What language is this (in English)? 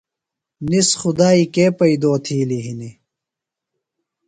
Phalura